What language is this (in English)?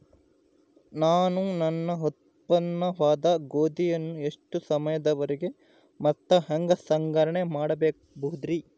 Kannada